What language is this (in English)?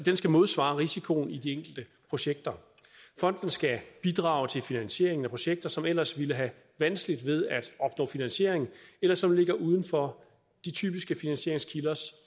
Danish